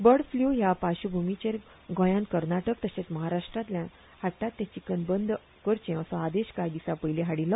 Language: Konkani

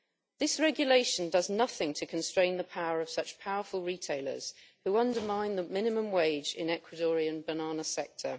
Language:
English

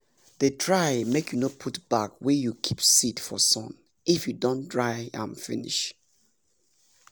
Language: Nigerian Pidgin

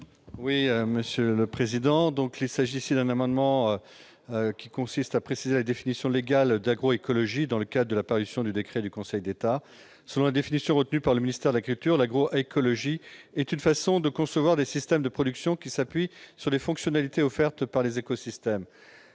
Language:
French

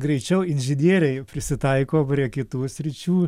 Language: Lithuanian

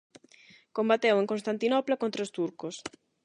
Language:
Galician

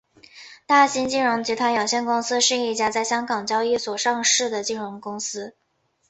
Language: Chinese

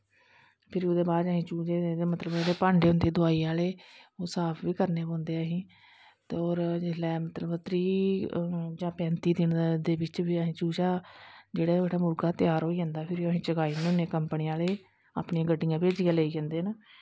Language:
Dogri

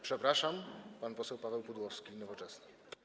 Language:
Polish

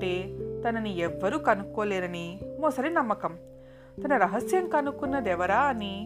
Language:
Telugu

